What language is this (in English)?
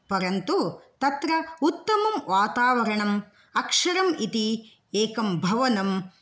Sanskrit